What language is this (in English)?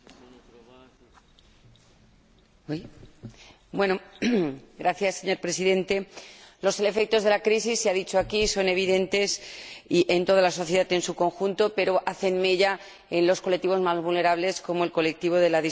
Spanish